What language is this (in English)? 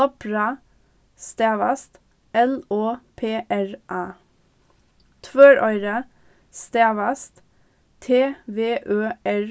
Faroese